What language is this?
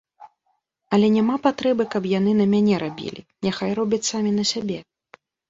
Belarusian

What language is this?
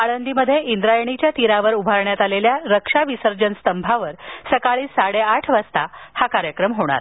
Marathi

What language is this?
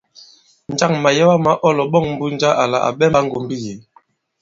Bankon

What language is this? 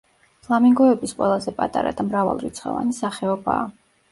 Georgian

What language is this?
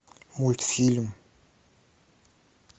Russian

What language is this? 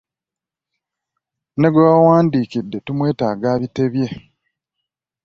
Ganda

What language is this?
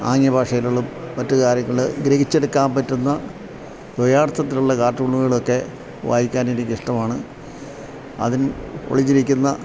Malayalam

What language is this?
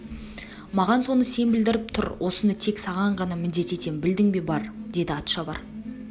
Kazakh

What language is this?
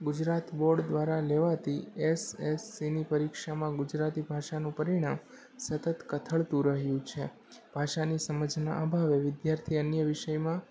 Gujarati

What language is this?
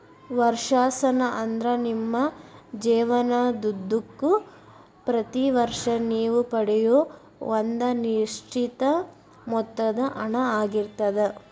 Kannada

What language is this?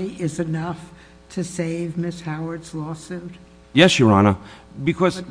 English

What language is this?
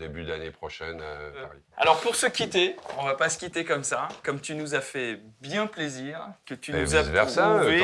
French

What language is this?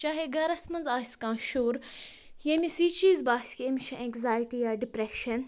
Kashmiri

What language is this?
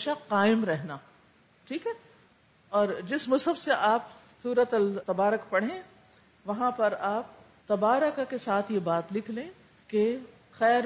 Urdu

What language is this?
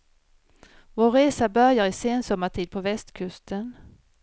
Swedish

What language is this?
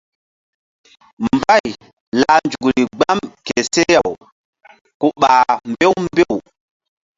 Mbum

